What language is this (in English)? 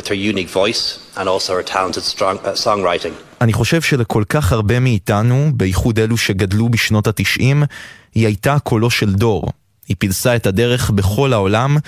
Hebrew